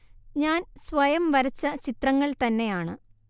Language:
Malayalam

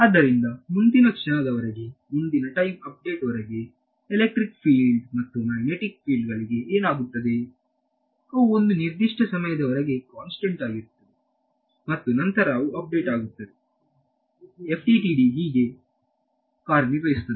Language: Kannada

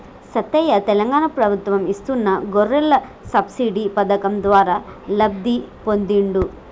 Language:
Telugu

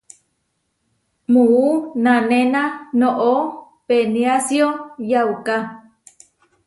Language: Huarijio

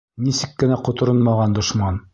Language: Bashkir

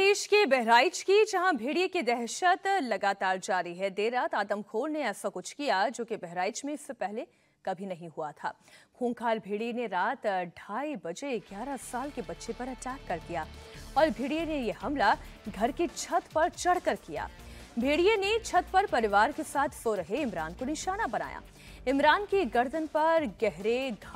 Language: Hindi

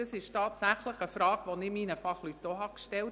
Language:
Swiss German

